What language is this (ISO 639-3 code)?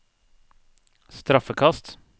nor